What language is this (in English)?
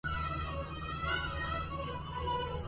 Arabic